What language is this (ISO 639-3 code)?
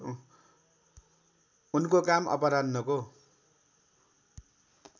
nep